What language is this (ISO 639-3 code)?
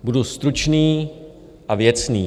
ces